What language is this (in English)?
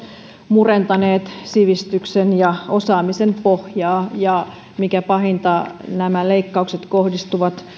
Finnish